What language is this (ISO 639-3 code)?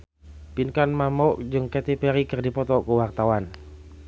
sun